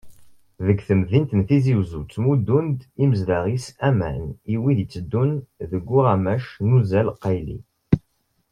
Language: Kabyle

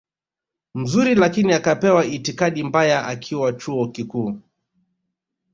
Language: Swahili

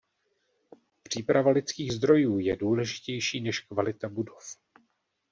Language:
Czech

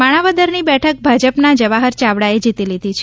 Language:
Gujarati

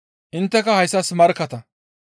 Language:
Gamo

